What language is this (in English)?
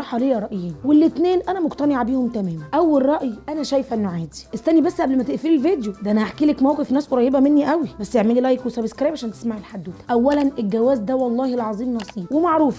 Arabic